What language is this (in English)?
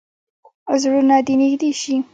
Pashto